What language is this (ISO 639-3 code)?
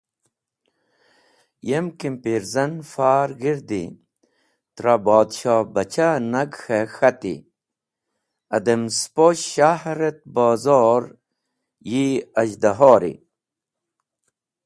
wbl